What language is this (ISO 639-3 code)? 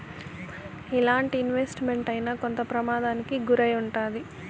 tel